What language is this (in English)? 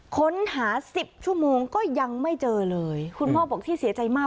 Thai